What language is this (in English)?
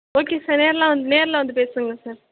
Tamil